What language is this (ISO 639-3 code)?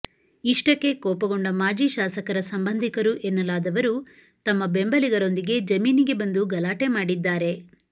kan